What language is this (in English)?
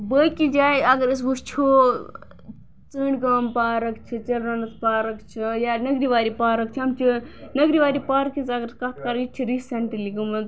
Kashmiri